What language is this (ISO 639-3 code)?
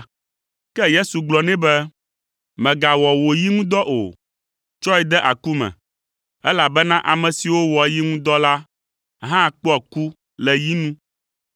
ewe